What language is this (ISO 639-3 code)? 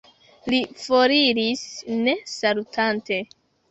epo